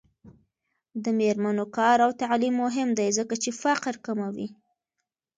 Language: Pashto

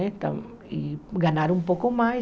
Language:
Portuguese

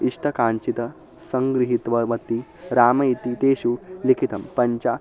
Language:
Sanskrit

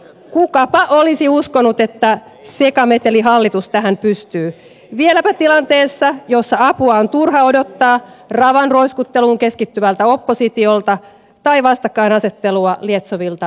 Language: Finnish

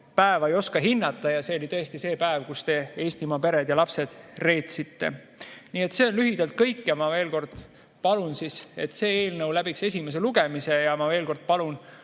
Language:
Estonian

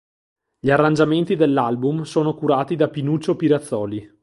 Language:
Italian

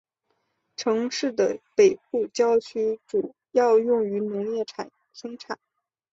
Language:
Chinese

